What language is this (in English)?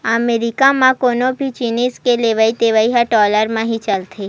Chhattisgarhi